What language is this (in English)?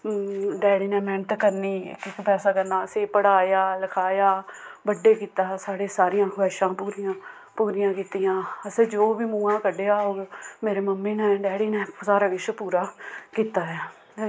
Dogri